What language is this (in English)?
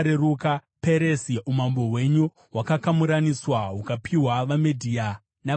Shona